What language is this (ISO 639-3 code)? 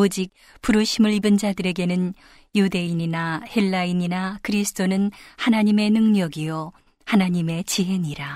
kor